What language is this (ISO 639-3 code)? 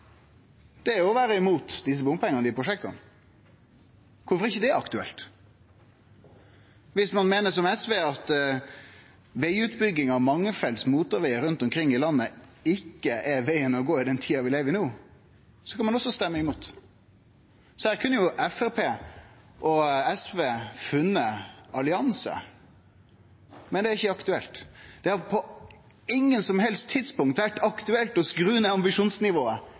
nno